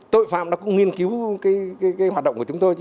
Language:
Vietnamese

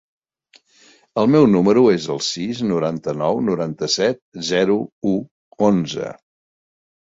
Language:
Catalan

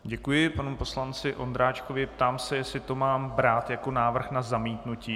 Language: Czech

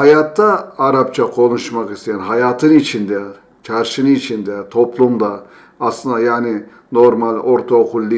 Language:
Turkish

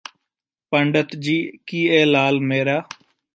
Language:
Punjabi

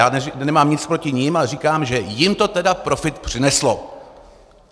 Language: Czech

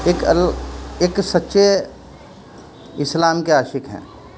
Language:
Urdu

